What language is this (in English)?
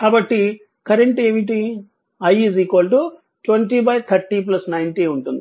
Telugu